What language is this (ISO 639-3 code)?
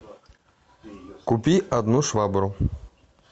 rus